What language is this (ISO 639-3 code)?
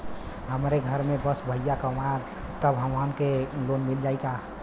bho